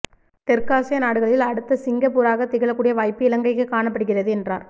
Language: Tamil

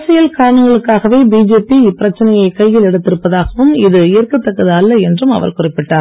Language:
Tamil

